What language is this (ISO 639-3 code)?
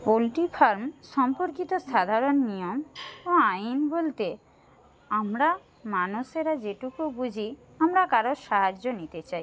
ben